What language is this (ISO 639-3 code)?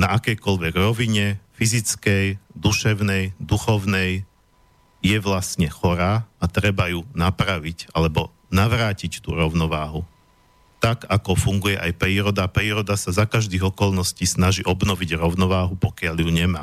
slk